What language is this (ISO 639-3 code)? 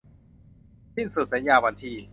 tha